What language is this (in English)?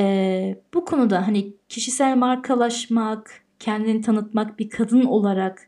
Turkish